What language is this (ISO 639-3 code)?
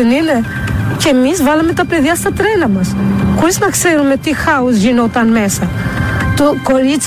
ell